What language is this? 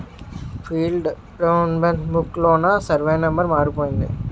Telugu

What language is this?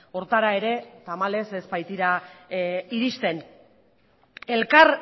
Basque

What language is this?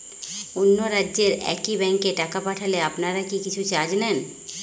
Bangla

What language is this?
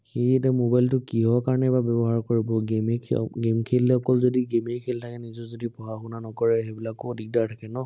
Assamese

